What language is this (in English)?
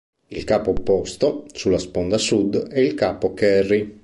Italian